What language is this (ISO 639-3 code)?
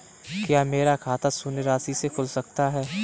hin